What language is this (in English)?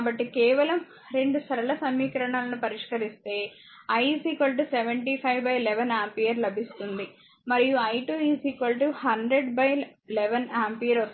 Telugu